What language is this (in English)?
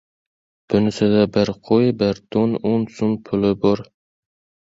Uzbek